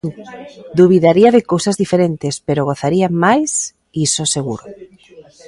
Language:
Galician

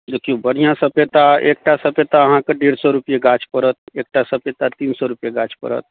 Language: Maithili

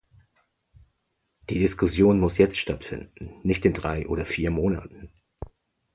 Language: German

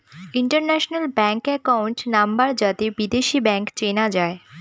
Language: Bangla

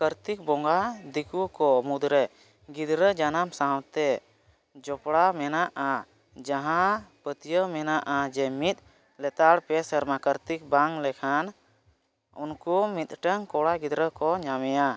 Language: Santali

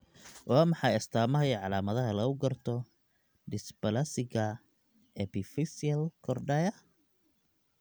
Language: Somali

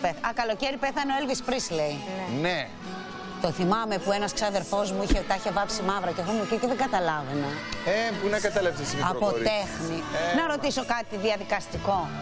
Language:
Greek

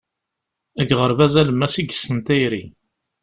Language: Kabyle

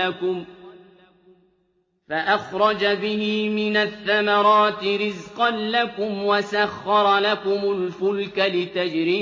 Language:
Arabic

